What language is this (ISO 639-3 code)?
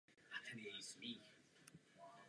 ces